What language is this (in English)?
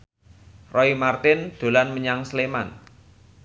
Javanese